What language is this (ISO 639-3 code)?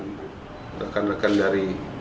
ind